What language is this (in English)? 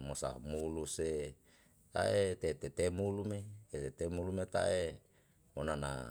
Yalahatan